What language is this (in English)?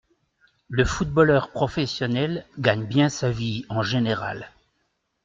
French